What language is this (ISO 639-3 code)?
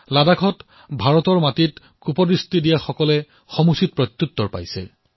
asm